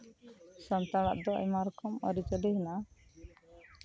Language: Santali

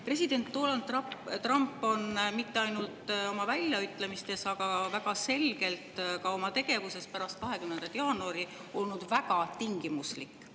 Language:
Estonian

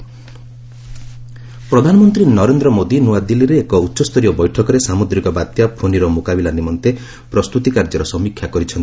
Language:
Odia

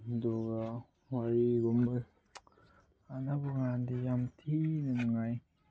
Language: Manipuri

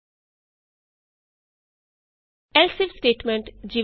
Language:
Punjabi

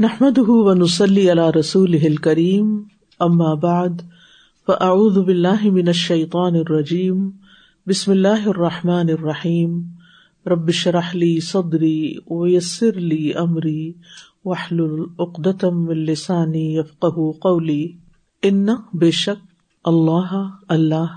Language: Urdu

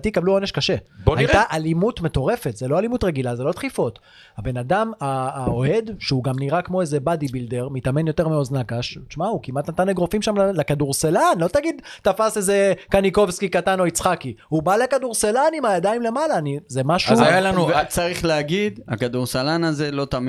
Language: Hebrew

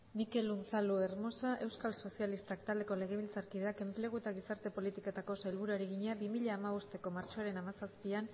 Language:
Basque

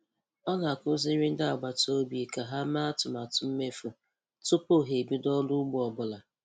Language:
Igbo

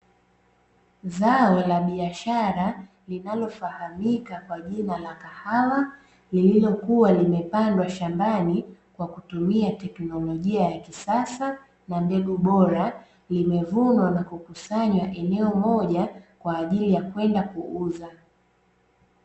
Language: Swahili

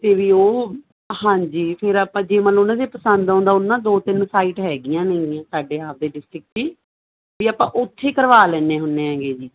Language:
Punjabi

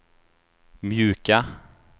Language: Swedish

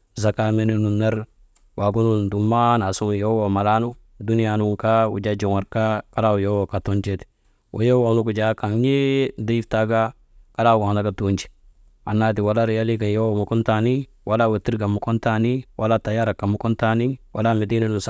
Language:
Maba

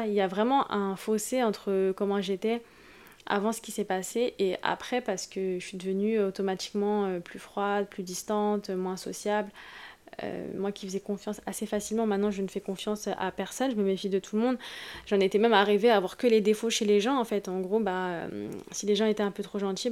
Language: French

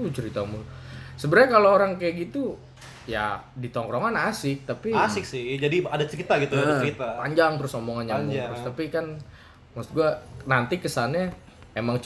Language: Indonesian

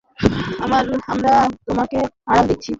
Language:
Bangla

